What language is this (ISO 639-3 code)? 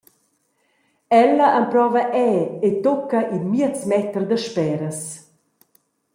roh